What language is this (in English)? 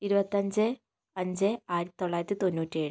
Malayalam